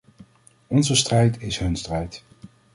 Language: Dutch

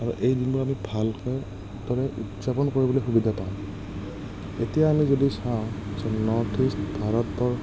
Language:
Assamese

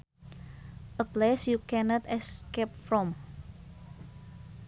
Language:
Sundanese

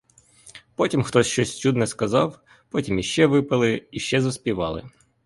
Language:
Ukrainian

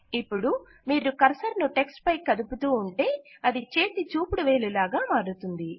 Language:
Telugu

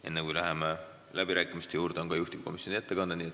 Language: Estonian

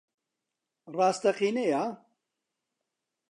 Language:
Central Kurdish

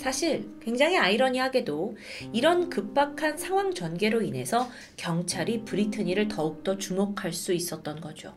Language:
Korean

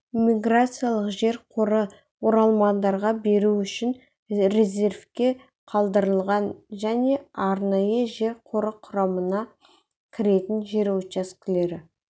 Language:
Kazakh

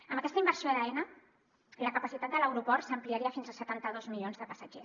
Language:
Catalan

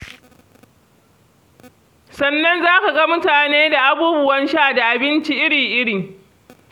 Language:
Hausa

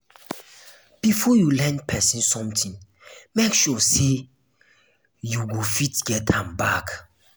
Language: Nigerian Pidgin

